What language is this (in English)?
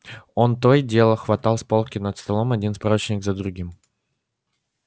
Russian